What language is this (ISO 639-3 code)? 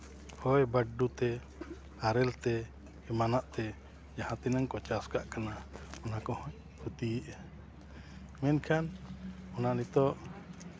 sat